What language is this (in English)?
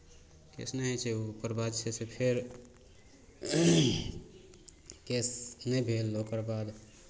Maithili